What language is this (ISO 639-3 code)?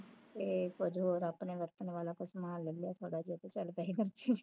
pan